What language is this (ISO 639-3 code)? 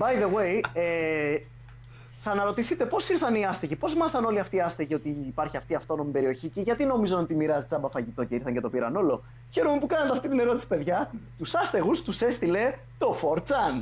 ell